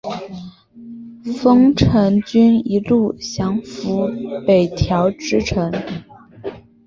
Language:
Chinese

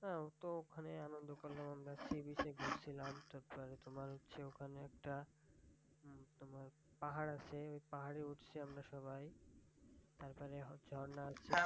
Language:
Bangla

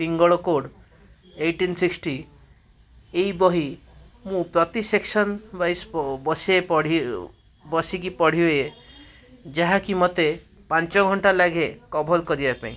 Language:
Odia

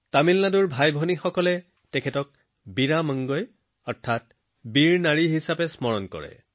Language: Assamese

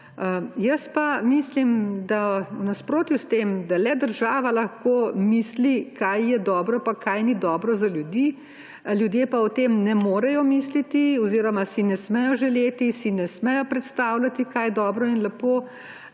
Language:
Slovenian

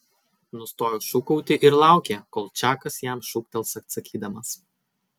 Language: Lithuanian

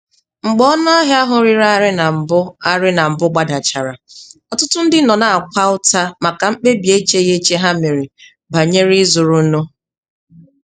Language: Igbo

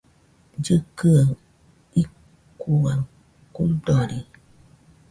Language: Nüpode Huitoto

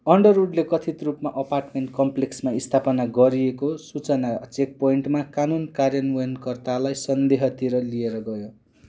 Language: Nepali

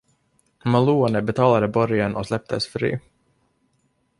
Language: Swedish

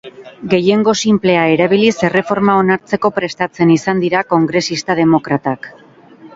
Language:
Basque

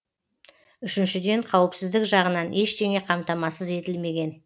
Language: Kazakh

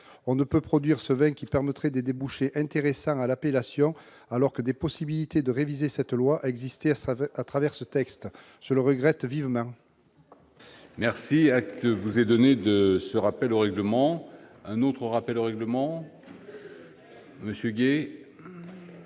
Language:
French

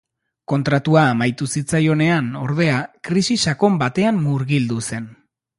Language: Basque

